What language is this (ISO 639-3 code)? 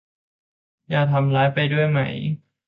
tha